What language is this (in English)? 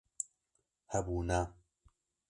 Kurdish